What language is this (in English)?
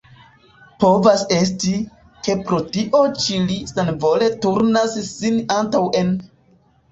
Esperanto